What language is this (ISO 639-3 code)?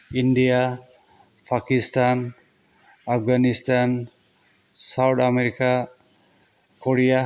brx